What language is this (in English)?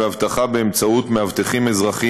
Hebrew